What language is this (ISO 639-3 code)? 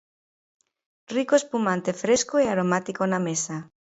glg